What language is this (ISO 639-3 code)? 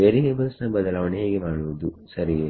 kan